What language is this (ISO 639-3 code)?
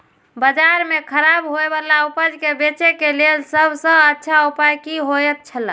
mai